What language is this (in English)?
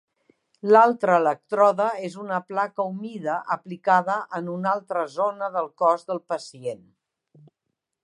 Catalan